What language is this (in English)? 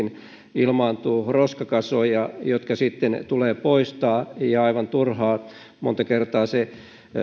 Finnish